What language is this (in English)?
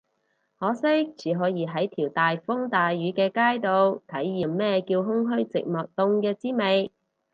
Cantonese